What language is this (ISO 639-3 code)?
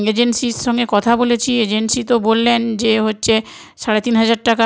ben